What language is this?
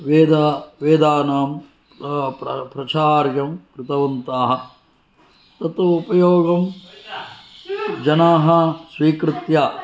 Sanskrit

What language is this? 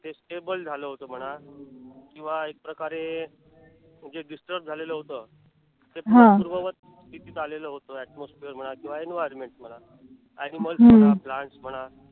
Marathi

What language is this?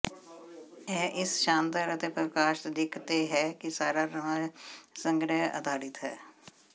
Punjabi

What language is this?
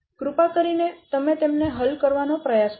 Gujarati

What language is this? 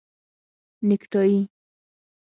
Pashto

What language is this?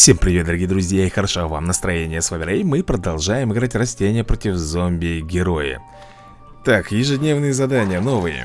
Russian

